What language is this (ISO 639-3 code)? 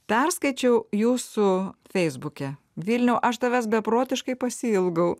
lit